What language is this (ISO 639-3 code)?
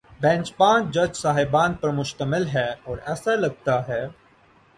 urd